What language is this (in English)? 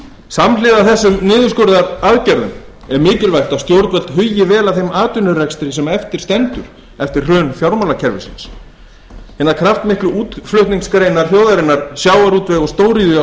Icelandic